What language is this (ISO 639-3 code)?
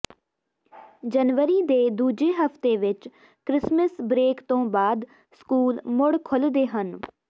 pan